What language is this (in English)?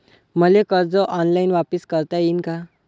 Marathi